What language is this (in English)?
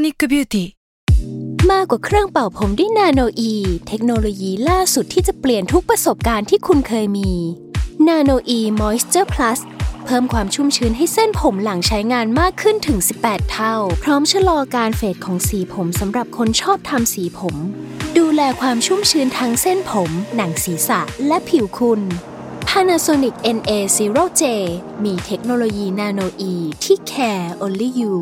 Thai